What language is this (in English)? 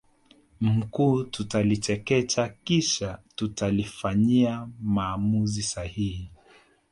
Swahili